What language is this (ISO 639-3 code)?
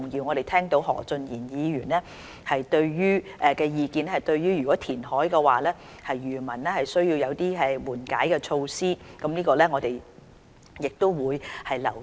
yue